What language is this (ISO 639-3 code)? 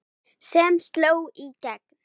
isl